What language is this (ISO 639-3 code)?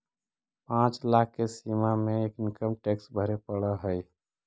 mag